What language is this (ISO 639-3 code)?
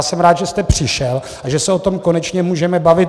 ces